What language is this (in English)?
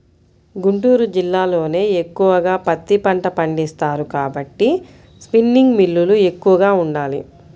Telugu